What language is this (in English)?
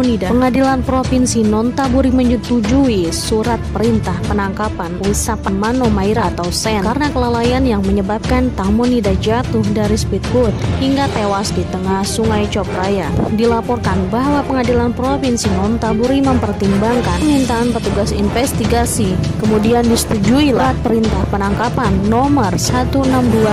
Indonesian